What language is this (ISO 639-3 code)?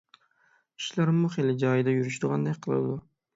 uig